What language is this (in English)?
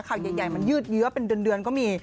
Thai